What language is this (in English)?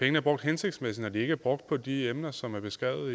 Danish